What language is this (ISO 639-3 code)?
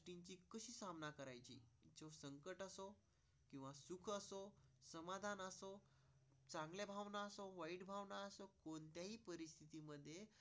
mar